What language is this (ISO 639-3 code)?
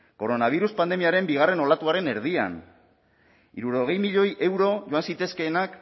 eus